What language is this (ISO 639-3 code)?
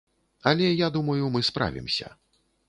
bel